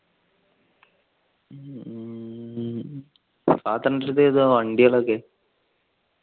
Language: Malayalam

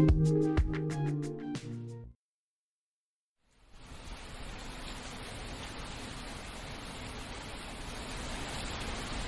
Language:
Bangla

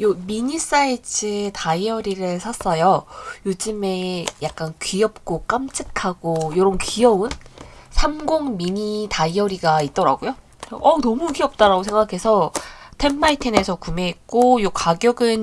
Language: Korean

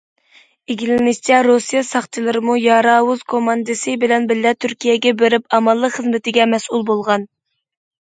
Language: Uyghur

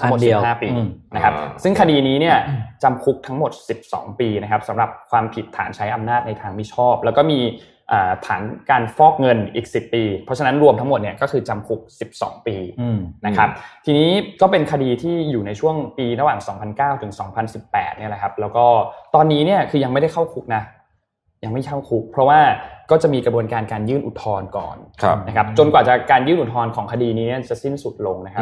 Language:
Thai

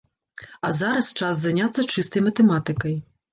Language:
Belarusian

